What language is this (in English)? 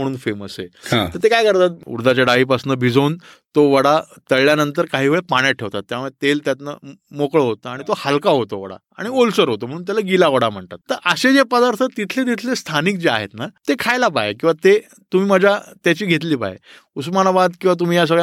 Marathi